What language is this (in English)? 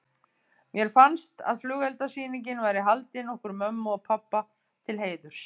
Icelandic